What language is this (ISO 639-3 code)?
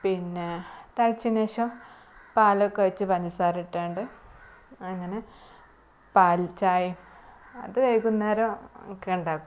mal